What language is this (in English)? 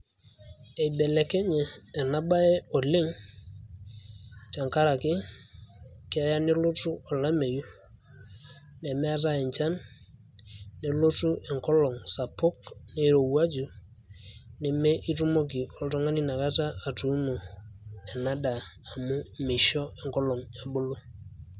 Masai